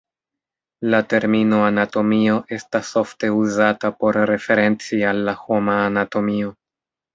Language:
Esperanto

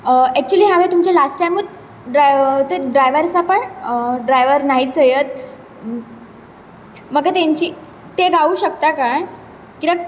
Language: Konkani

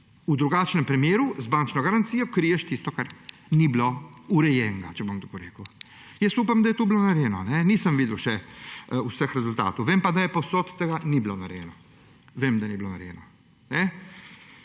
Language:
Slovenian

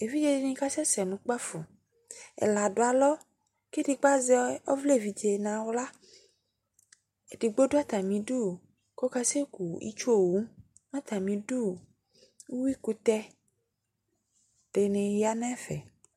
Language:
Ikposo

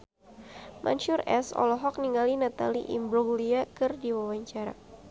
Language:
Sundanese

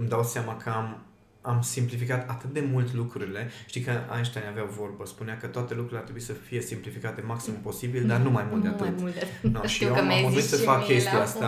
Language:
Romanian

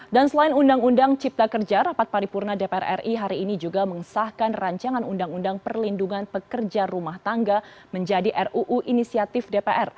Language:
Indonesian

